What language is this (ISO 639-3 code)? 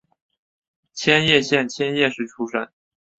zho